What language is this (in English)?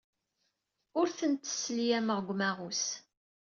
Kabyle